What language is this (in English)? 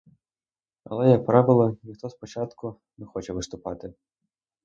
Ukrainian